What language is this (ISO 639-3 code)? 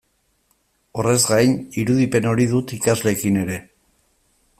eus